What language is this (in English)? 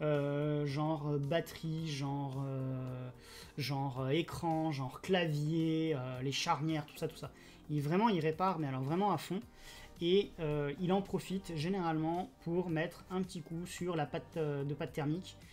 French